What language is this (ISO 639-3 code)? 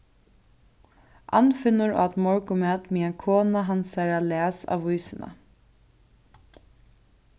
fao